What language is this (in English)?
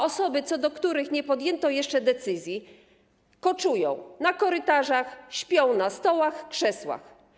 Polish